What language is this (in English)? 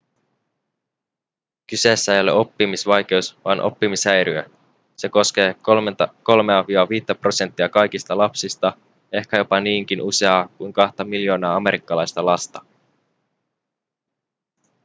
Finnish